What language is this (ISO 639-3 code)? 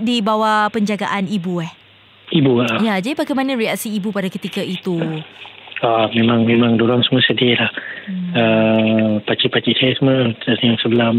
msa